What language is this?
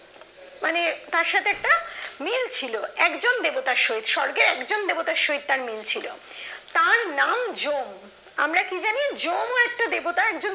Bangla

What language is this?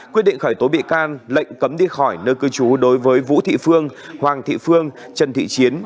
Vietnamese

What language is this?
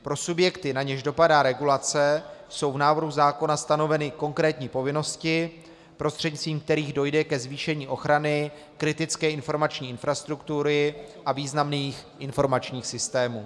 Czech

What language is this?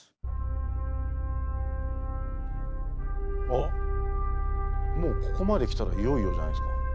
Japanese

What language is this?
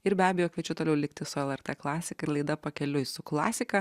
Lithuanian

